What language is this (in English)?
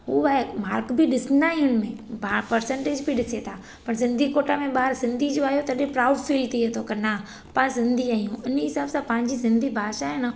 Sindhi